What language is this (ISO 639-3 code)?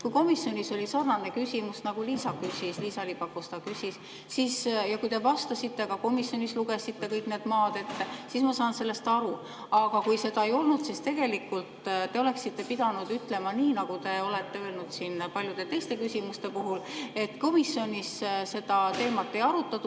est